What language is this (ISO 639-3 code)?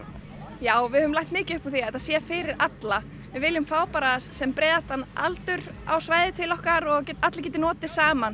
isl